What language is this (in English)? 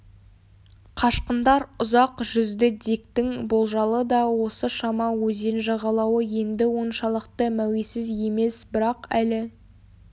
Kazakh